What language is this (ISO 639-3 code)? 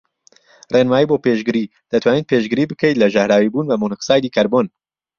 ckb